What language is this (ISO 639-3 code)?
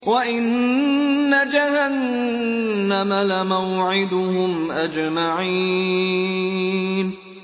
ara